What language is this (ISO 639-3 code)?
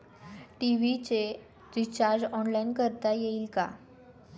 mar